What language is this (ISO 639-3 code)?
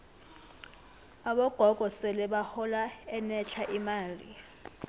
nbl